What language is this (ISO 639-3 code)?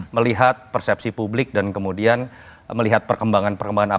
ind